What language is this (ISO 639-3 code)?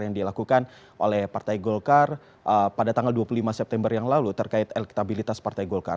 ind